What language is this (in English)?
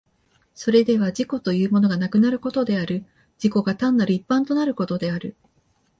Japanese